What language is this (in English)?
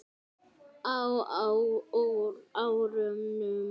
Icelandic